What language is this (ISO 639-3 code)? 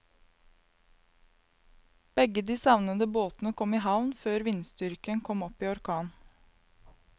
nor